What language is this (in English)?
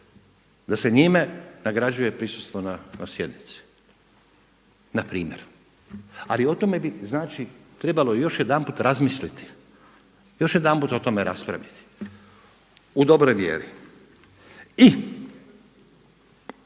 Croatian